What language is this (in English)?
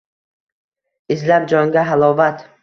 Uzbek